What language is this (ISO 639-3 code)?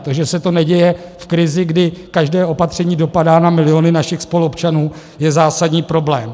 ces